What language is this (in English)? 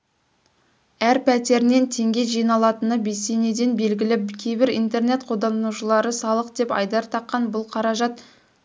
Kazakh